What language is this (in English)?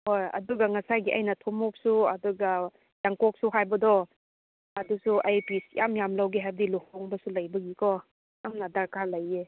Manipuri